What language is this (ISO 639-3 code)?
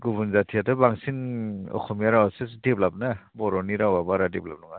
brx